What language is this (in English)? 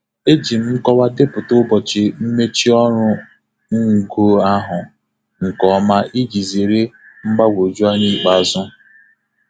Igbo